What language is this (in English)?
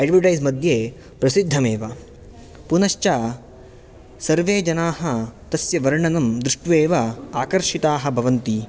Sanskrit